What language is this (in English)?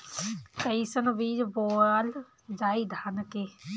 Bhojpuri